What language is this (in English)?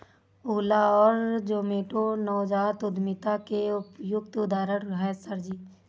Hindi